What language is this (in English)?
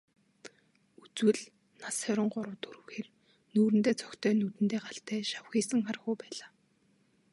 Mongolian